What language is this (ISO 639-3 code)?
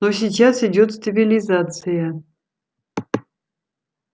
rus